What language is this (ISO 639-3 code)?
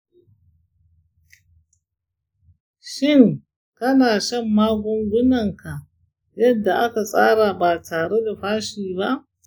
hau